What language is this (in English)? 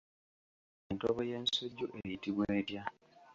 Ganda